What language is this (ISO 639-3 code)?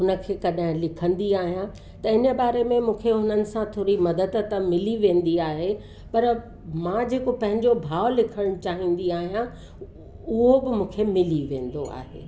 snd